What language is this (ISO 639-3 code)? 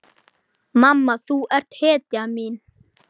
isl